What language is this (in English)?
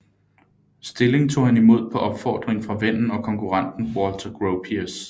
Danish